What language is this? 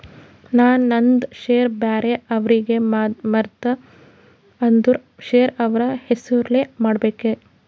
Kannada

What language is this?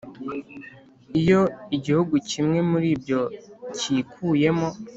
Kinyarwanda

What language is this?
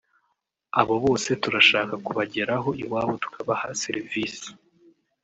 Kinyarwanda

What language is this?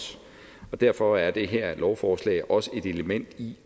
Danish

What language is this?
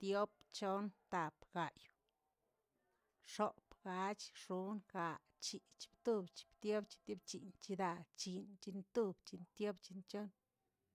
Tilquiapan Zapotec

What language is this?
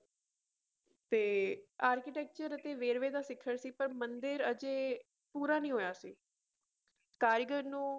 Punjabi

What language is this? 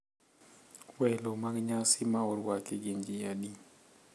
Luo (Kenya and Tanzania)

